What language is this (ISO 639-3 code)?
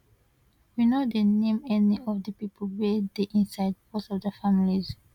pcm